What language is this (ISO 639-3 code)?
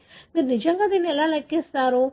tel